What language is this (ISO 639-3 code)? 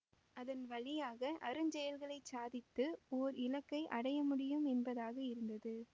tam